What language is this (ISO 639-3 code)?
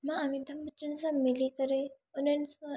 snd